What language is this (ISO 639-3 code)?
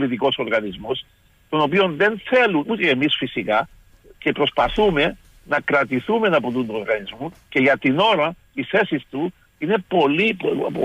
ell